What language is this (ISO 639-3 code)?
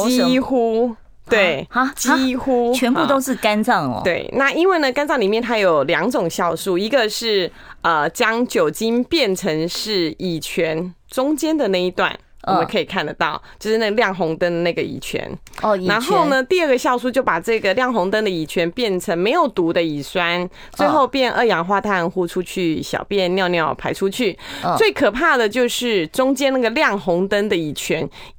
zho